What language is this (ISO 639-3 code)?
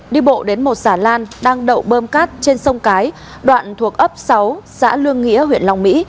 vie